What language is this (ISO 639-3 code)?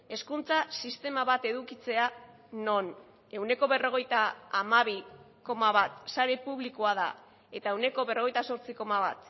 eus